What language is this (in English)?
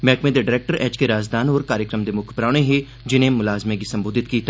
Dogri